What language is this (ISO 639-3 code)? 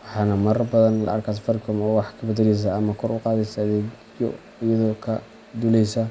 som